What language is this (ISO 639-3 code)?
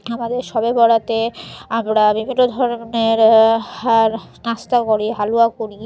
ben